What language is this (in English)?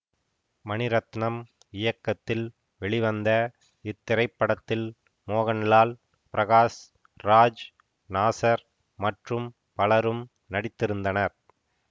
Tamil